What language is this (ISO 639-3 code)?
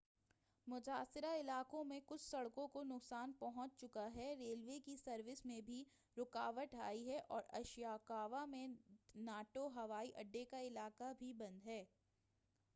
urd